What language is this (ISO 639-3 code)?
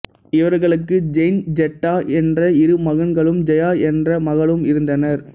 tam